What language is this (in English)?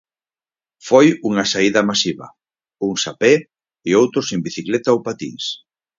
Galician